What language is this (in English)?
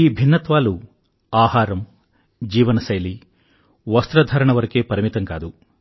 Telugu